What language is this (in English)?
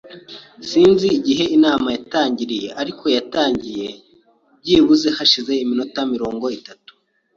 Kinyarwanda